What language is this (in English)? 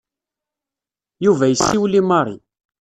Kabyle